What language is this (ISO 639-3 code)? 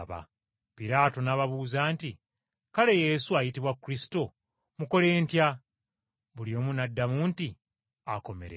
lug